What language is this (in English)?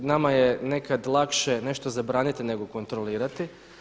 Croatian